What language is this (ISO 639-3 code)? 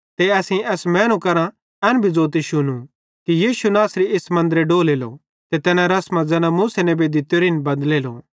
bhd